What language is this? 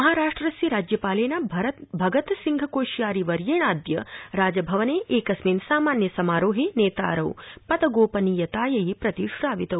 Sanskrit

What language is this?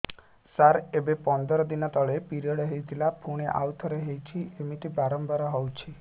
Odia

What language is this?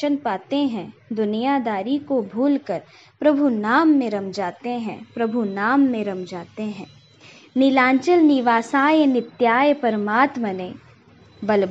Hindi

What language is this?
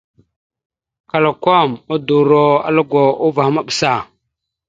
Mada (Cameroon)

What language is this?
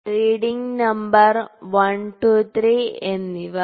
Malayalam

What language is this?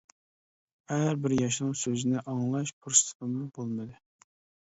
Uyghur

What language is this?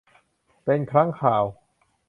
Thai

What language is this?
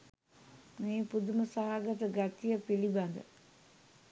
Sinhala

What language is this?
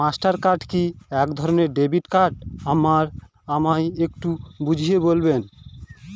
Bangla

